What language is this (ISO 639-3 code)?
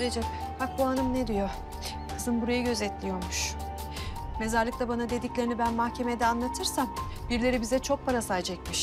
tur